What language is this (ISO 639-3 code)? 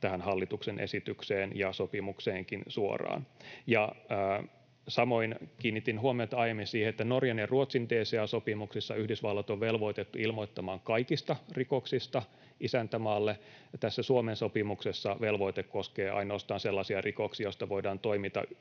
fin